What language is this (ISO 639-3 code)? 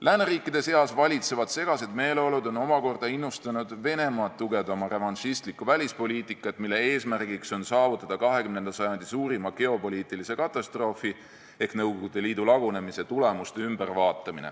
est